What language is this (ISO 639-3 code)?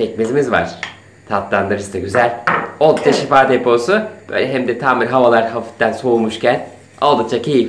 tur